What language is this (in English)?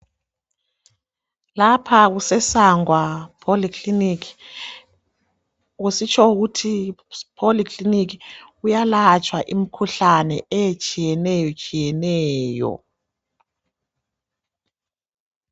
North Ndebele